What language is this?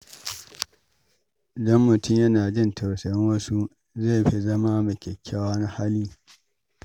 Hausa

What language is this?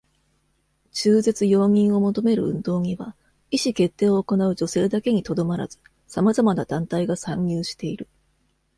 Japanese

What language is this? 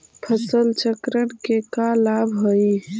Magahi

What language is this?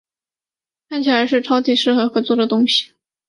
Chinese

